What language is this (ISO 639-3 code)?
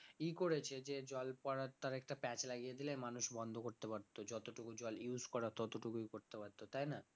ben